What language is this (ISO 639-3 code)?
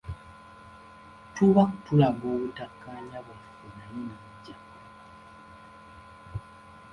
lug